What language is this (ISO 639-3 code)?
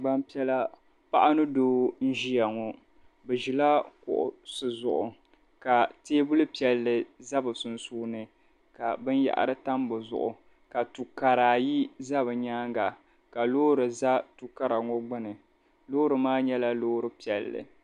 dag